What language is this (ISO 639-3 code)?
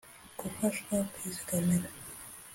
kin